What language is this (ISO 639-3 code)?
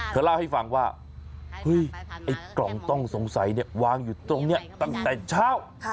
tha